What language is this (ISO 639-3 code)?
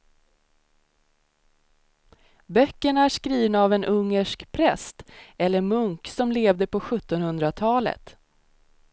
swe